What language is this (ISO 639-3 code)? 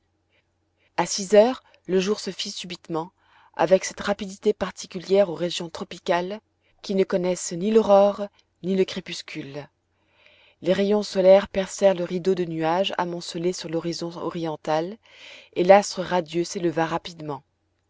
fra